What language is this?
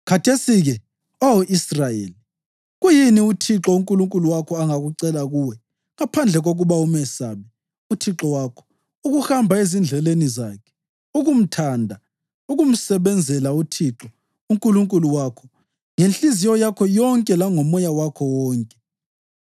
North Ndebele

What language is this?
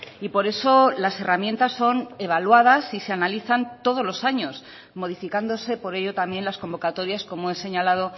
Spanish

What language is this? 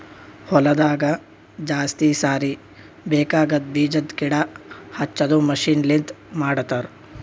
Kannada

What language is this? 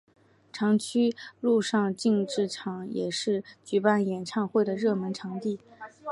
Chinese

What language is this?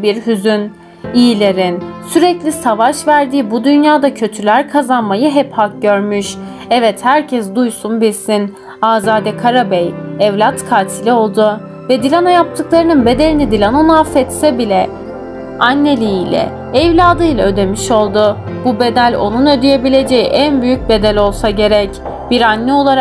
Turkish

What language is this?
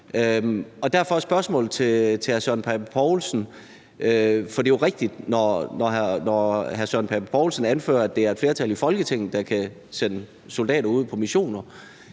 Danish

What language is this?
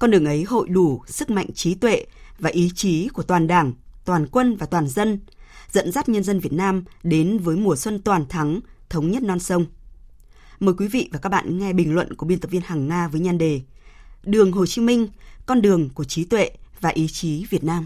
Vietnamese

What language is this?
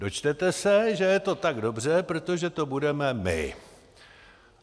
Czech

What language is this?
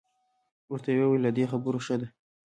Pashto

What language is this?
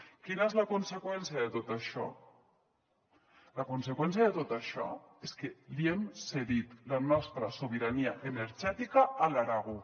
Catalan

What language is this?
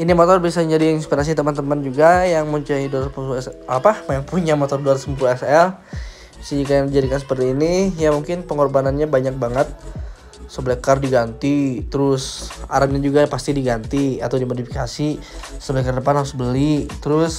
Indonesian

